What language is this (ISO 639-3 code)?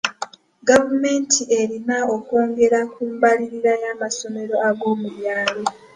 lug